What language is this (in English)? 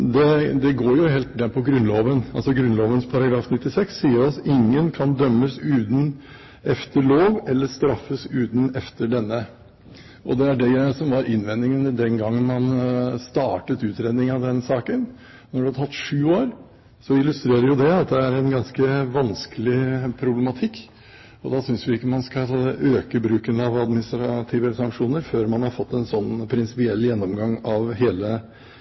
Norwegian Bokmål